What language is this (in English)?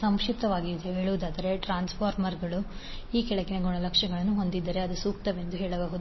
Kannada